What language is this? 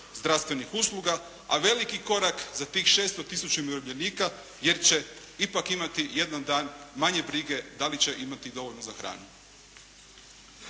Croatian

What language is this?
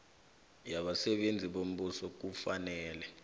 South Ndebele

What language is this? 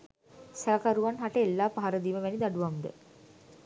Sinhala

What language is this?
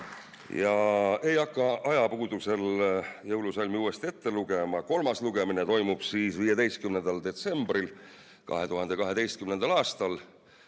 Estonian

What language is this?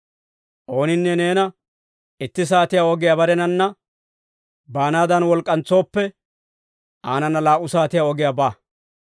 Dawro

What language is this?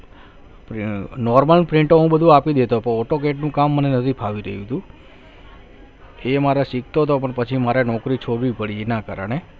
Gujarati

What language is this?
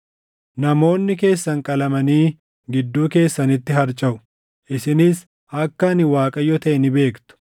Oromo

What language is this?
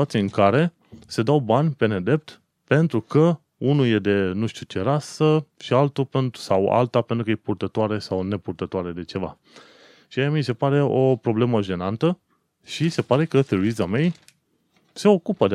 Romanian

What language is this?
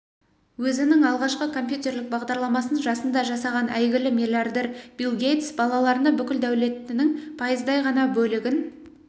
Kazakh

